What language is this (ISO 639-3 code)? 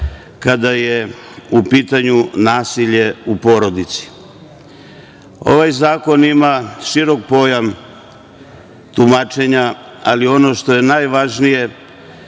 srp